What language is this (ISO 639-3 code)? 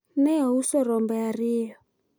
luo